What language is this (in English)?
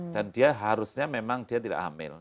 Indonesian